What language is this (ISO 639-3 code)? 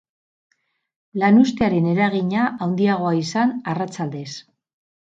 eus